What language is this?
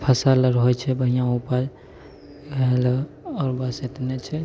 Maithili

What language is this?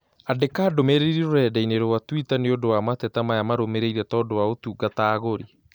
Kikuyu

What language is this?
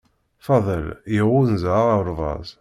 Kabyle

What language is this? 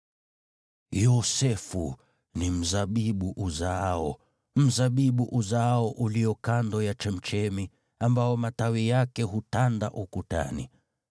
Swahili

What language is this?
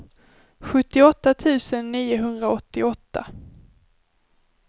Swedish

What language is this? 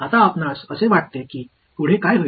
Marathi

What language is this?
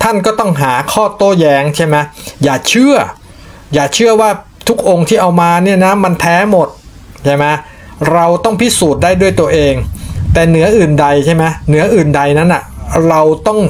Thai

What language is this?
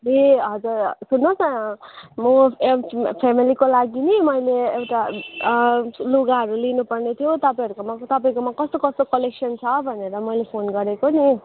Nepali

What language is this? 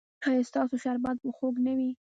Pashto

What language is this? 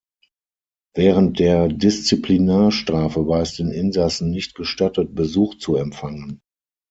German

